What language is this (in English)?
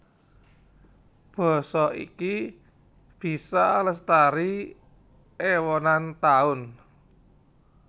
Javanese